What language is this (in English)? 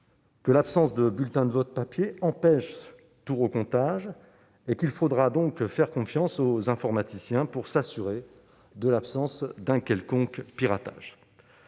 French